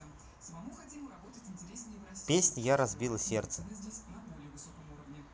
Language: Russian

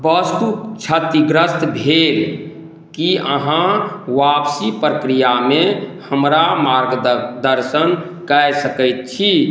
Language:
Maithili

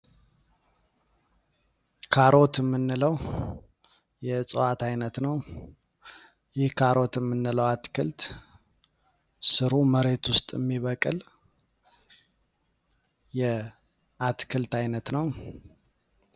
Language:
Amharic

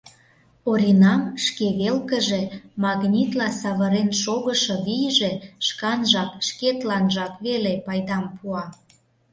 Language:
Mari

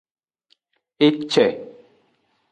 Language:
Aja (Benin)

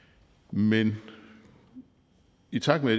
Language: Danish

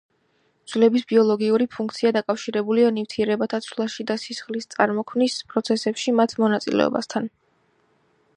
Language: Georgian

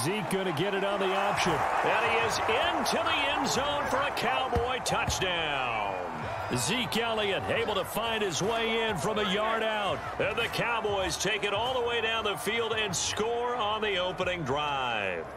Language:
English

